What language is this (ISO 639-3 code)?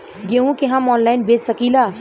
bho